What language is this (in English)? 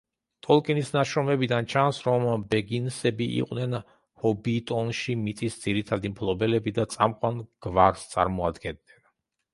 Georgian